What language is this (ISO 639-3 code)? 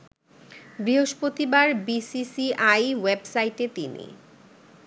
ben